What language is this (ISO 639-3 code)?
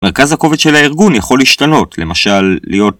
heb